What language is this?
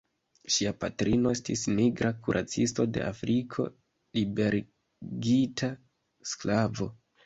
Esperanto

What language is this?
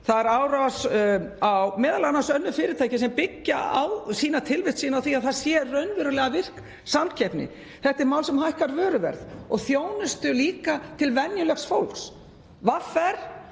Icelandic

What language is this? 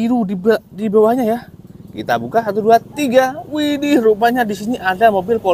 Indonesian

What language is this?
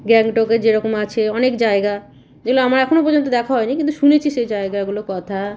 Bangla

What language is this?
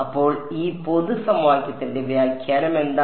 Malayalam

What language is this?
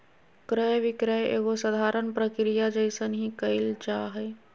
Magahi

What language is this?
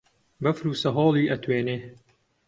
Central Kurdish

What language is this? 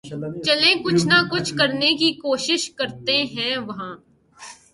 Urdu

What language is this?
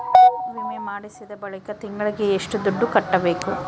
Kannada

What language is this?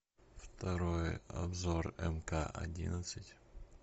Russian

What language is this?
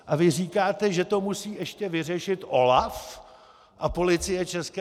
Czech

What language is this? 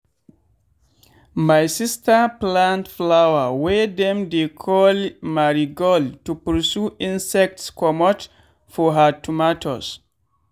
Nigerian Pidgin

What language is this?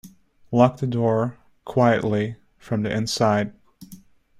English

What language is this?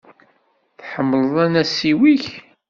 Kabyle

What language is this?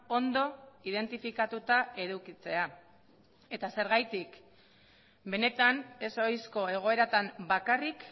Basque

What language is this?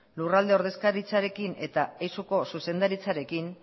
Basque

